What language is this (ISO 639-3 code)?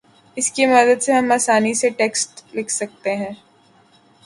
urd